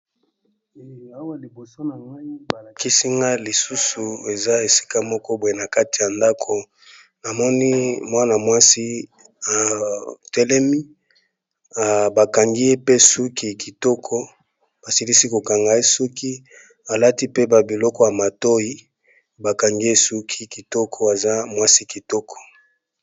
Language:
Lingala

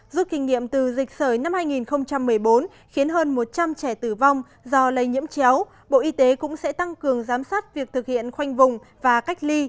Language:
Vietnamese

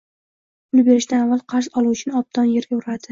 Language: Uzbek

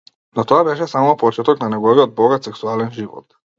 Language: Macedonian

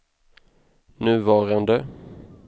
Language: Swedish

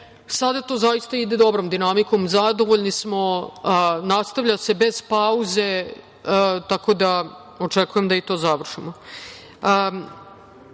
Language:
Serbian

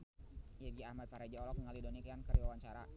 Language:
Sundanese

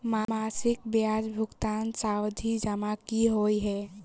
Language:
Maithili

